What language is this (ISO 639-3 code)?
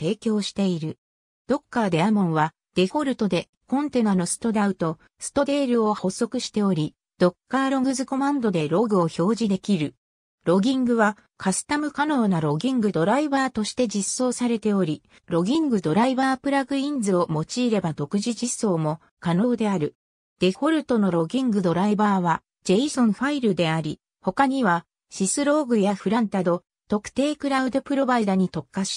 jpn